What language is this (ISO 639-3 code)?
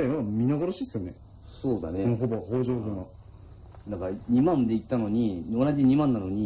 jpn